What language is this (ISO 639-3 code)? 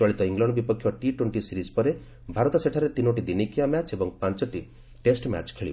ori